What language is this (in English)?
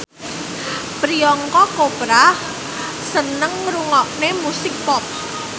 Javanese